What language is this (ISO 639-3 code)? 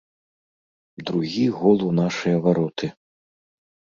bel